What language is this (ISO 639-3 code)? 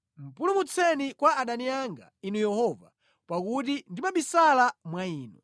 nya